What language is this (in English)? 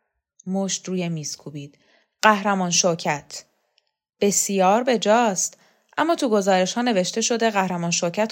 Persian